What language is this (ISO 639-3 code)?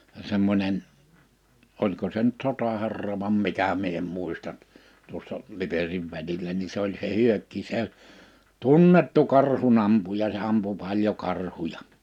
fin